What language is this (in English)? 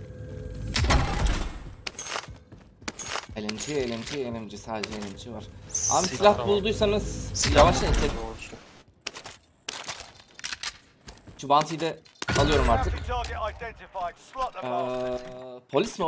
Turkish